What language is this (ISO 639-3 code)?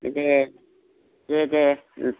brx